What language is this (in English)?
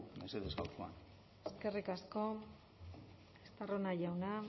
Basque